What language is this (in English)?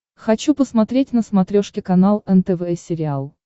Russian